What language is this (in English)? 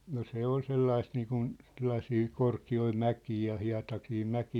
Finnish